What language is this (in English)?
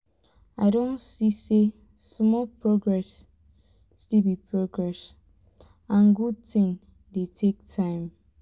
Nigerian Pidgin